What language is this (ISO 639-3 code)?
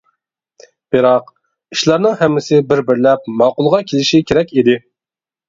uig